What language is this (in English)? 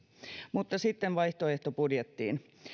Finnish